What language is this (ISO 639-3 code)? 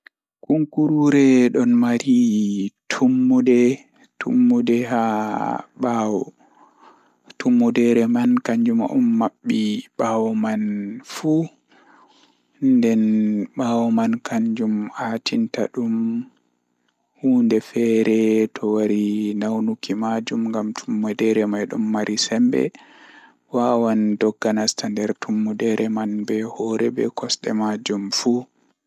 ful